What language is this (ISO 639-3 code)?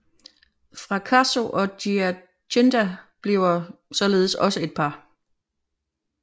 dan